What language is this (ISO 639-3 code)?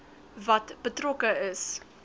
afr